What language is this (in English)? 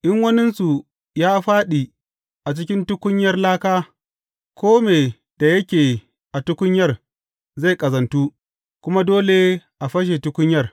Hausa